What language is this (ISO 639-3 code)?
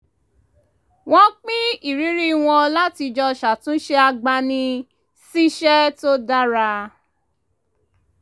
yor